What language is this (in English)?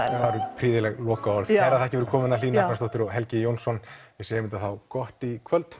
Icelandic